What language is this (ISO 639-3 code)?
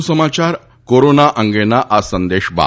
guj